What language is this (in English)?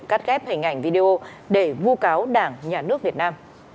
Vietnamese